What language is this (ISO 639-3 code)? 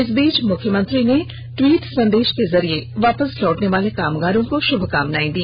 hin